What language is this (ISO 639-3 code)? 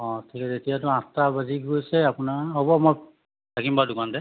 asm